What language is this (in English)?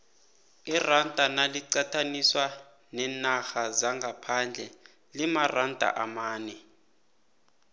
South Ndebele